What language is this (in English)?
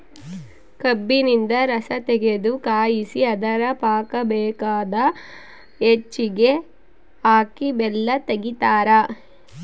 Kannada